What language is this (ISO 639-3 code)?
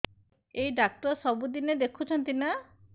ori